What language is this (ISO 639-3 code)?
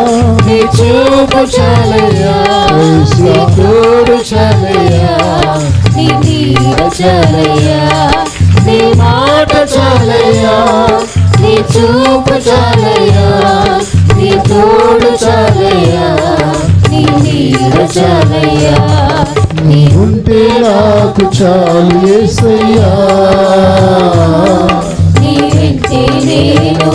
tel